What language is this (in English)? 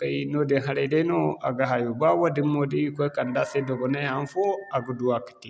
Zarma